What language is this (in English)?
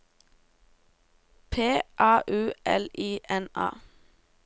Norwegian